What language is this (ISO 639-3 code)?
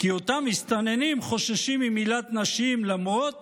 heb